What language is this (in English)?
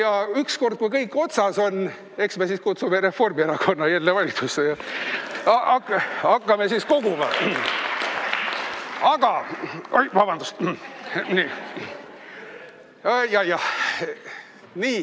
Estonian